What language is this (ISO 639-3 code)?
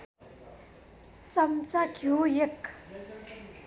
nep